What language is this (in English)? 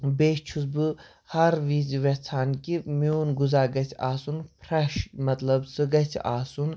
Kashmiri